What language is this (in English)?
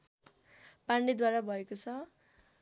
Nepali